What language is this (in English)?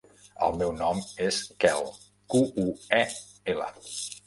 Catalan